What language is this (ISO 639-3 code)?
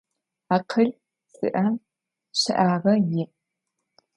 ady